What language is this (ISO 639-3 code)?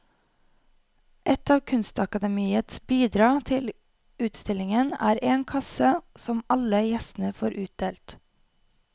nor